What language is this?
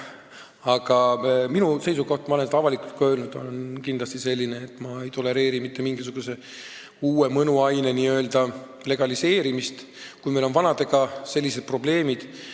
Estonian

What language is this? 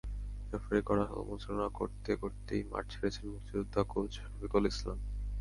Bangla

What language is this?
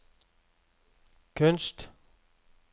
Norwegian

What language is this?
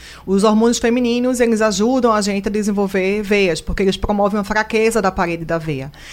Portuguese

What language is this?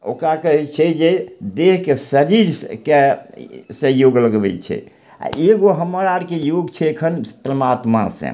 Maithili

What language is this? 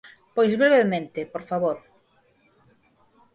Galician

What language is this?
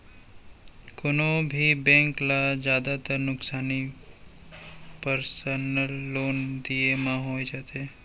Chhattisgarhi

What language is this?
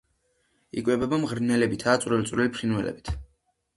Georgian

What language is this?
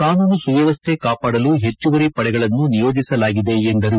Kannada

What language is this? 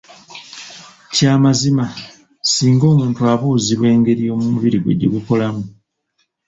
Ganda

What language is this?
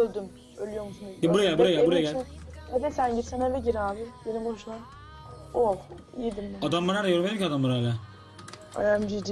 Turkish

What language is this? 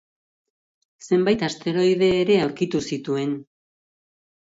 Basque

